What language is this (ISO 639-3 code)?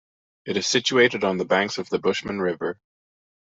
eng